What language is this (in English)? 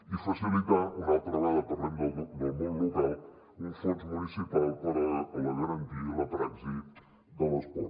Catalan